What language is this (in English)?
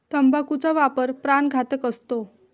Marathi